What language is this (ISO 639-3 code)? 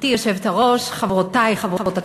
heb